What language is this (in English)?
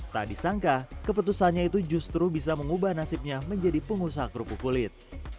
Indonesian